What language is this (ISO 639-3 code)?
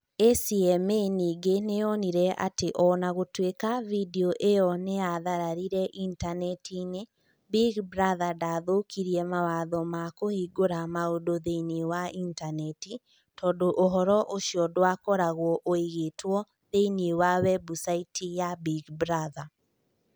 kik